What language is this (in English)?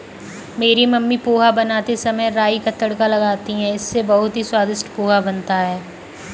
Hindi